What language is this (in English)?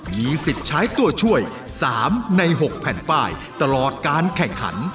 Thai